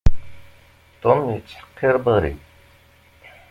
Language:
Kabyle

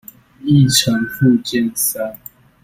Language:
Chinese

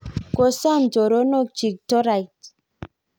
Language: Kalenjin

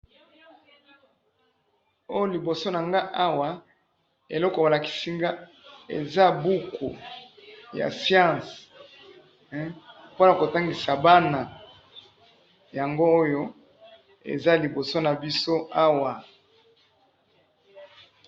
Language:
Lingala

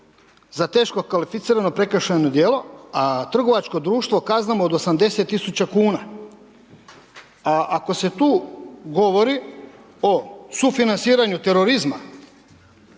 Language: Croatian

